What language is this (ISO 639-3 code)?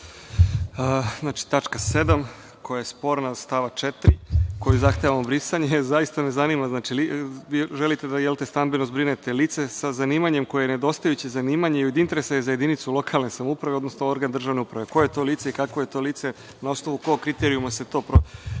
srp